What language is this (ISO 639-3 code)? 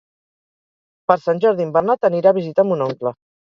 cat